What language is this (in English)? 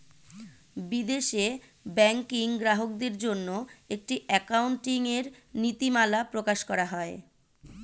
Bangla